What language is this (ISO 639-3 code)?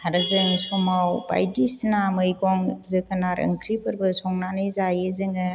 brx